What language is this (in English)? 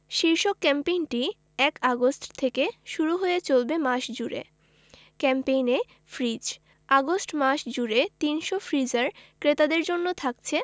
Bangla